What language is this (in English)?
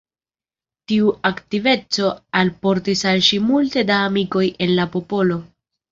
Esperanto